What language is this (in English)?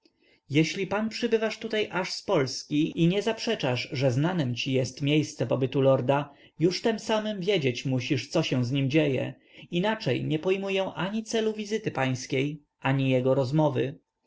Polish